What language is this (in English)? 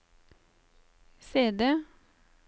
Norwegian